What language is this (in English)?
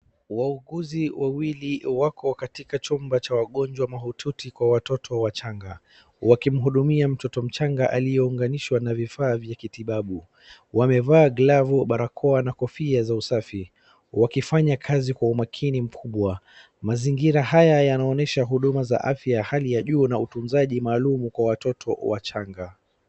Swahili